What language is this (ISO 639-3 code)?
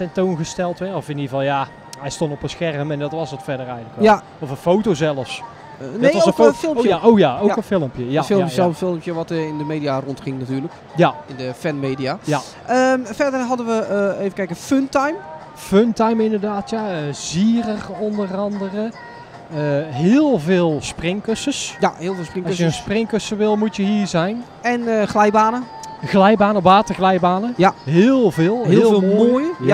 nld